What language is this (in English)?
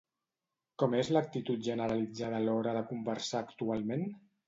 Catalan